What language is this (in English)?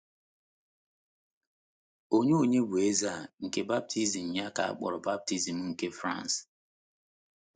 Igbo